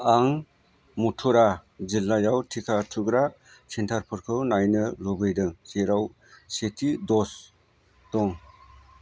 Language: Bodo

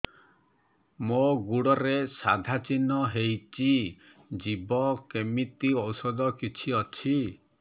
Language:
Odia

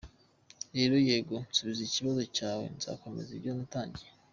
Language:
Kinyarwanda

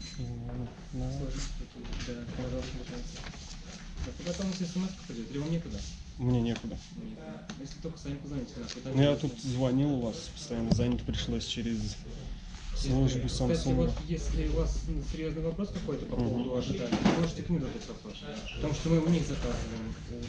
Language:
Russian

